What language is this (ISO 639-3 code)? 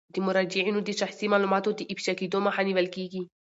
pus